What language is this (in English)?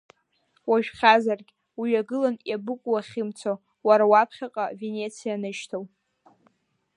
Abkhazian